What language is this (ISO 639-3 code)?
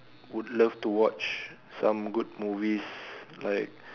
eng